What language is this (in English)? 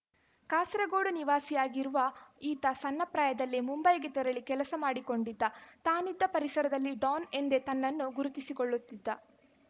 Kannada